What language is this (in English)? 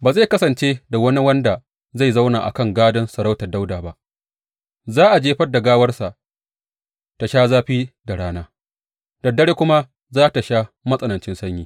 Hausa